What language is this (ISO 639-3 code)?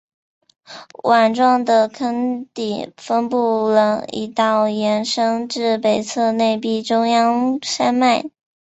zho